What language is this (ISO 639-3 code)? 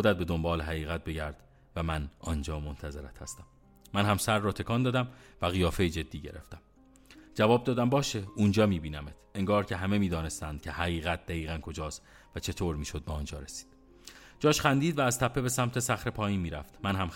fas